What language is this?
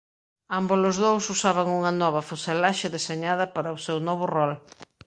Galician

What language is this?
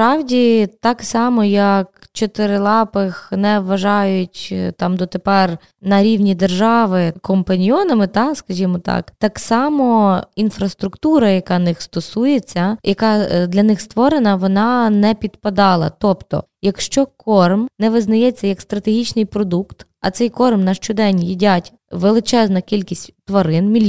Ukrainian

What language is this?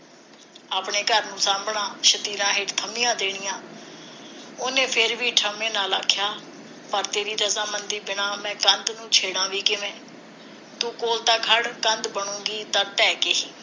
Punjabi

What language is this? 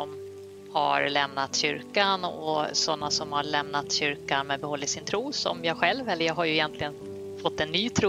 Swedish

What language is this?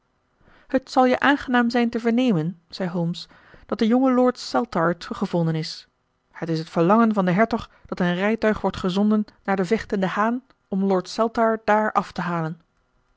Dutch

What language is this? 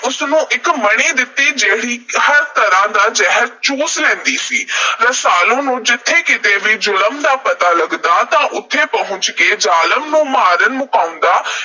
Punjabi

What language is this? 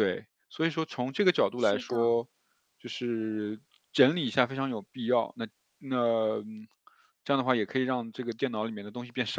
Chinese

